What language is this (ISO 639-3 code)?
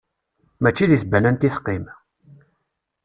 kab